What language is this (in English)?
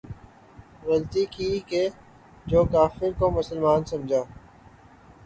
Urdu